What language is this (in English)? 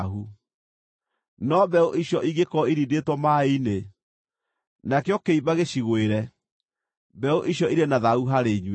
Kikuyu